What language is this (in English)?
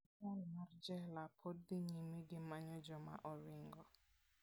Luo (Kenya and Tanzania)